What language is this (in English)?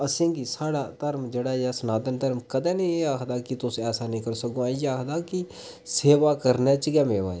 Dogri